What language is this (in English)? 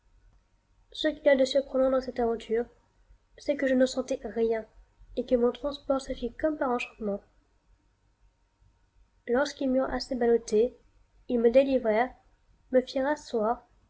French